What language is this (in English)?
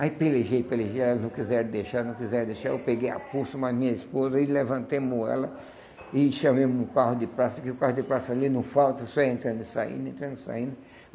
Portuguese